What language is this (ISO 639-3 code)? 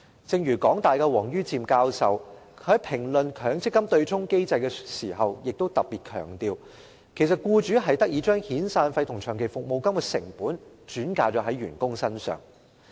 yue